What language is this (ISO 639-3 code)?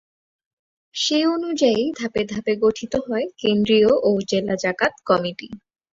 ben